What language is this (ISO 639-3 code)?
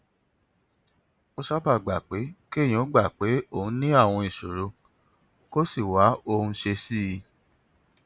yor